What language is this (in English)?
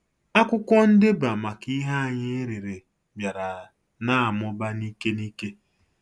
Igbo